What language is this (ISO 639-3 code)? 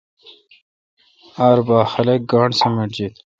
xka